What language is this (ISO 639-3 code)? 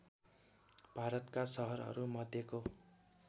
nep